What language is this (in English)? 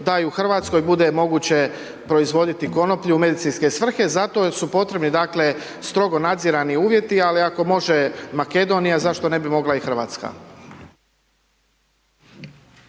Croatian